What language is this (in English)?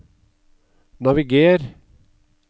Norwegian